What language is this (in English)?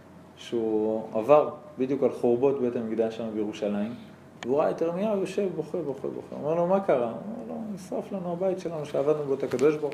Hebrew